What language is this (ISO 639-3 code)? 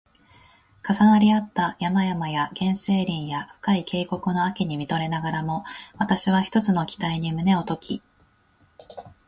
jpn